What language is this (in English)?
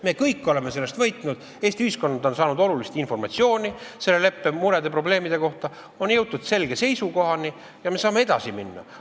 Estonian